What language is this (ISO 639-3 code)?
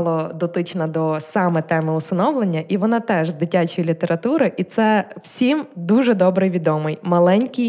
ukr